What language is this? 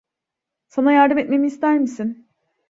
Turkish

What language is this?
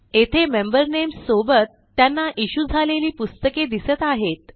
Marathi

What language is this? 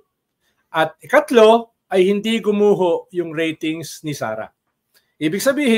Filipino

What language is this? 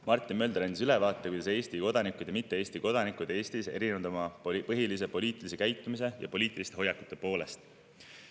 Estonian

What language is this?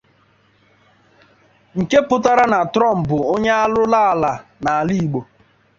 Igbo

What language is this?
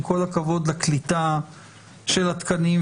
Hebrew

